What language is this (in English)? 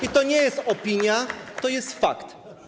Polish